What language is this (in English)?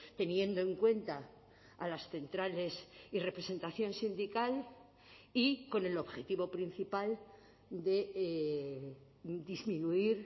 Spanish